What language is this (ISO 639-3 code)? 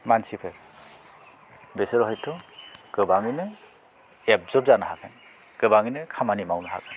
brx